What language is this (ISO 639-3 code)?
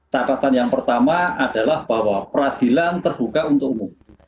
ind